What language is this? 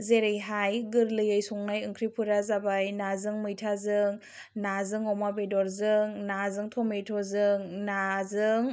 Bodo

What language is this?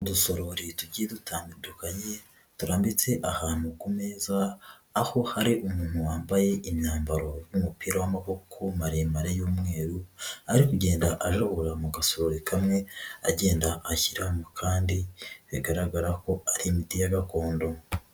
Kinyarwanda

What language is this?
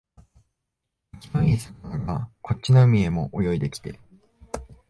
Japanese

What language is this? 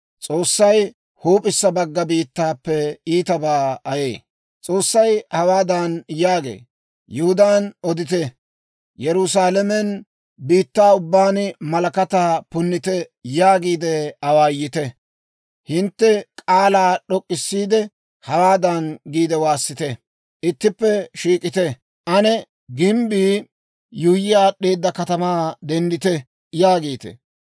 Dawro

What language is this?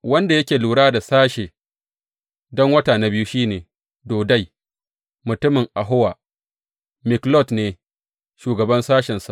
Hausa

